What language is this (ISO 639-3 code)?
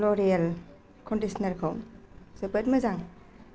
brx